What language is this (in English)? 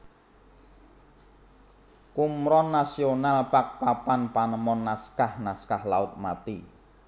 Javanese